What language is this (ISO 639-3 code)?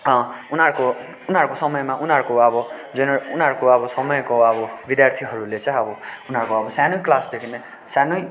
nep